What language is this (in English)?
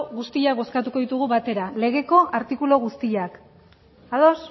Basque